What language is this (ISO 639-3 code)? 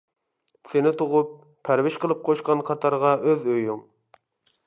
uig